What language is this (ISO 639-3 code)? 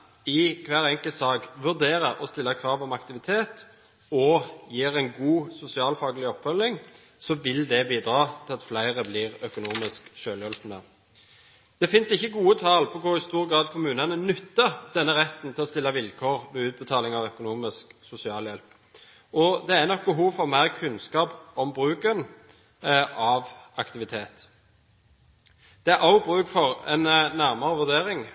nob